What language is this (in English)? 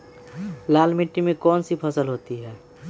Magahi